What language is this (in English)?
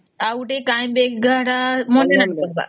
Odia